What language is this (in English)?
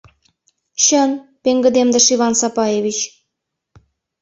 Mari